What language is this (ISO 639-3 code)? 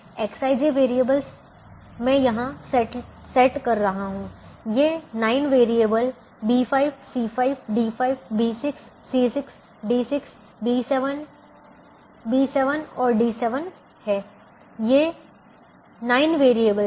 hin